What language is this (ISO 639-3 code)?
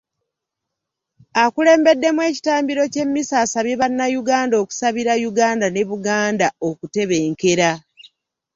lug